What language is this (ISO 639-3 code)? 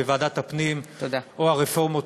heb